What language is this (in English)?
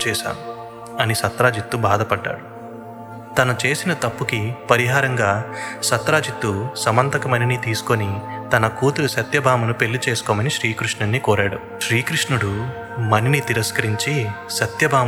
Telugu